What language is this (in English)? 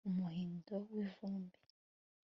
Kinyarwanda